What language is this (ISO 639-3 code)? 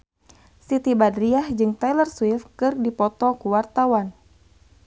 sun